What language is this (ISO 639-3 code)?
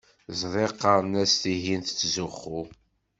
kab